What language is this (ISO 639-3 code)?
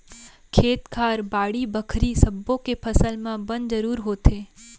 hne